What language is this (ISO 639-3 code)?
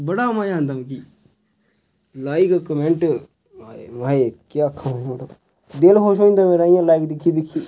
doi